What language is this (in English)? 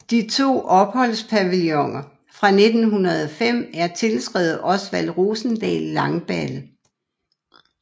Danish